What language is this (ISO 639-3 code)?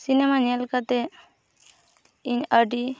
sat